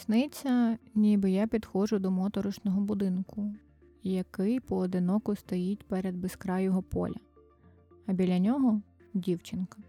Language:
Ukrainian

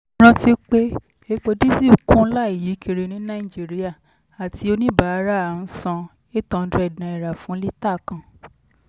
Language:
Yoruba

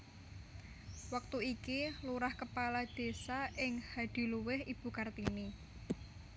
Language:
Javanese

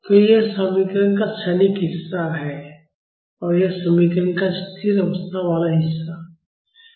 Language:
Hindi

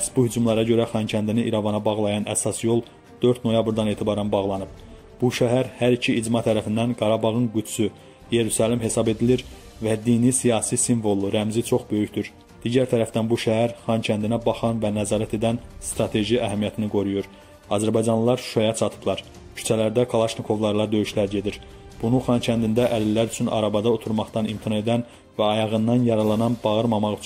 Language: Turkish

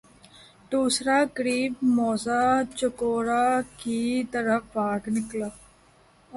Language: Urdu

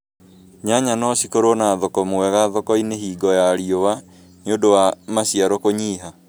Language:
Kikuyu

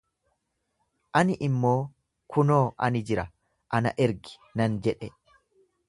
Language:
Oromo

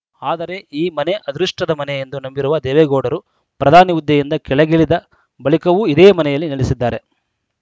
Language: Kannada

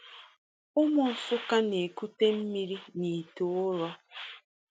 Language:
Igbo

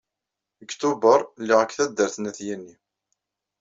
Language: Kabyle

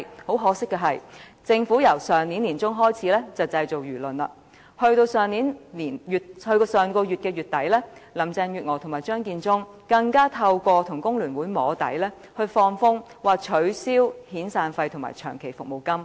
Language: Cantonese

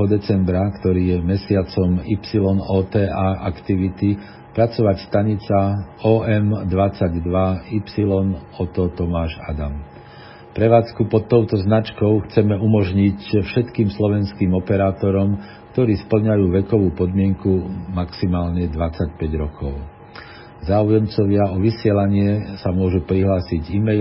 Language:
Slovak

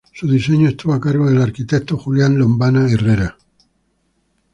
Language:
Spanish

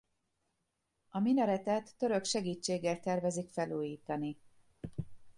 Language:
Hungarian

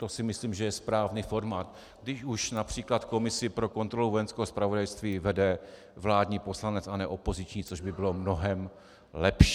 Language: Czech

